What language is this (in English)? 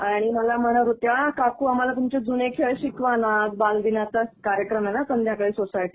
Marathi